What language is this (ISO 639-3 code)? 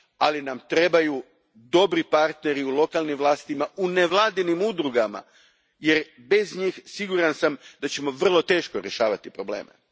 hrv